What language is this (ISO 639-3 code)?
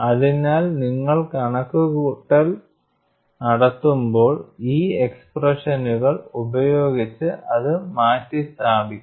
mal